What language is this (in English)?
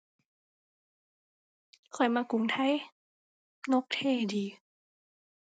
Thai